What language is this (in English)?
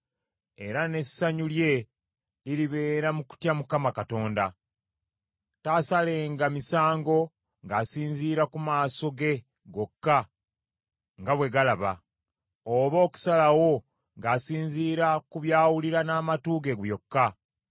Ganda